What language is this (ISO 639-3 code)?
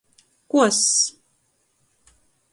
ltg